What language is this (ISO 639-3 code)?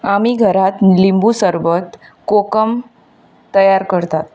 kok